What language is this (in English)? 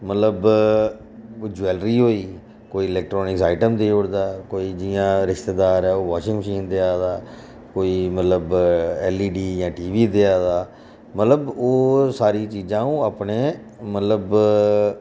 Dogri